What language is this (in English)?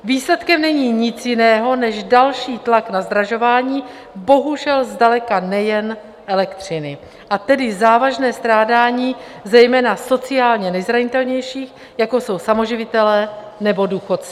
Czech